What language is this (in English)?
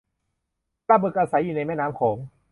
Thai